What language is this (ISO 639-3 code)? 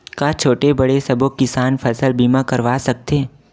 hne